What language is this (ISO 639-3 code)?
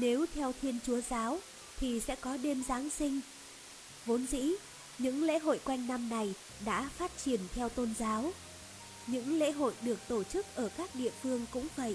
vie